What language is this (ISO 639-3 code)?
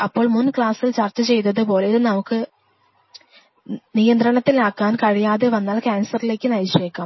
mal